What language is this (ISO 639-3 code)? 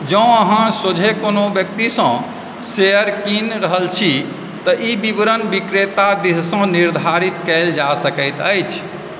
mai